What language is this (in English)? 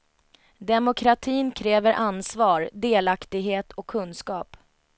Swedish